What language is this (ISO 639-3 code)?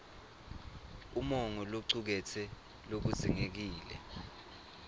ssw